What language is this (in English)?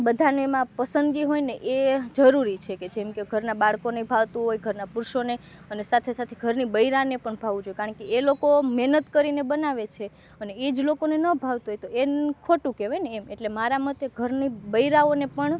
Gujarati